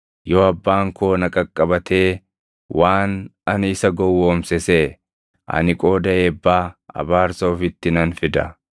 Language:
Oromo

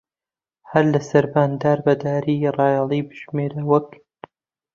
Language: Central Kurdish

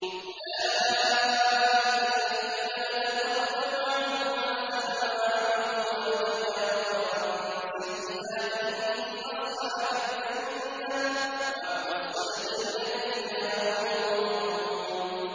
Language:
Arabic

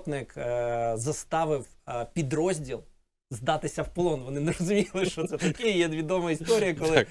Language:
Ukrainian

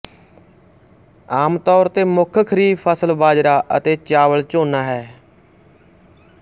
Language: Punjabi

